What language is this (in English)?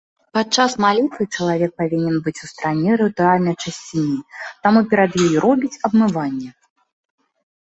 Belarusian